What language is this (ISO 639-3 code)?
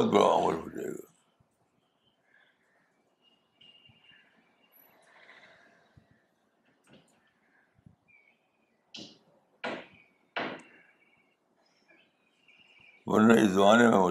urd